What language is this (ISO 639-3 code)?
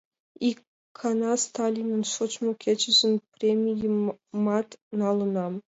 chm